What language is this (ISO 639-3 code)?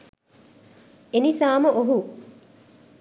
sin